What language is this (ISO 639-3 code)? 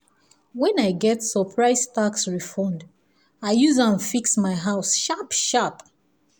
pcm